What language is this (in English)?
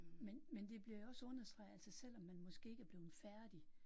Danish